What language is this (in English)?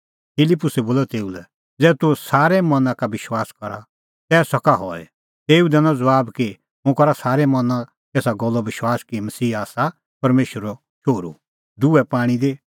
Kullu Pahari